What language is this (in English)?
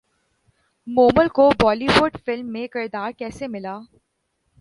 Urdu